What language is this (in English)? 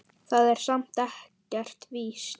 Icelandic